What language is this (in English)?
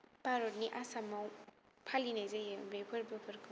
Bodo